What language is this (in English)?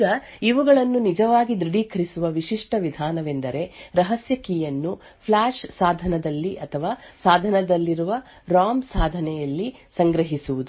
Kannada